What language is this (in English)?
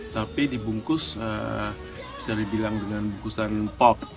Indonesian